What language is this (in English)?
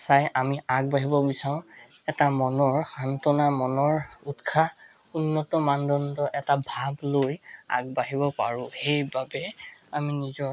Assamese